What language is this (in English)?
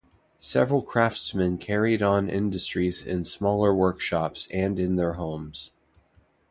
English